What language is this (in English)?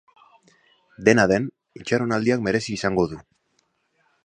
Basque